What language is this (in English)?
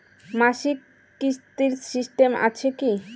Bangla